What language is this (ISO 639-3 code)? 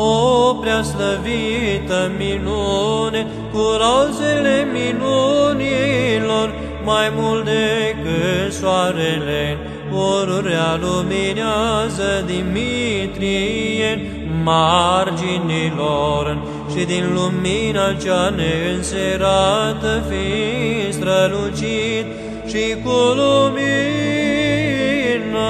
ron